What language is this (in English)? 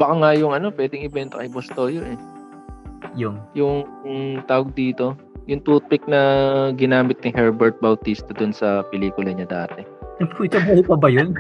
Filipino